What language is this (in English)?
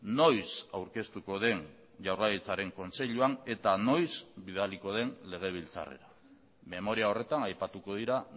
Basque